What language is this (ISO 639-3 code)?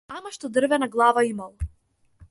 mkd